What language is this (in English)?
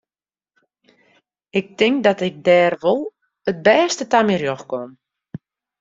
Western Frisian